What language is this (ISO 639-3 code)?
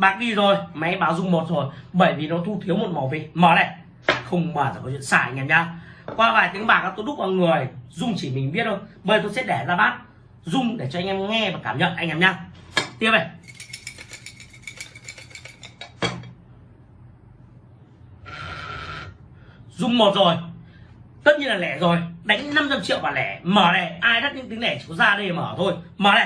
vie